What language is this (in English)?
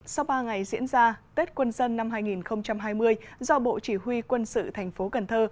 Vietnamese